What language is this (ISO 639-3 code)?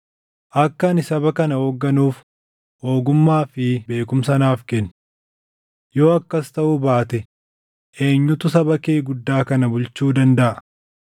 orm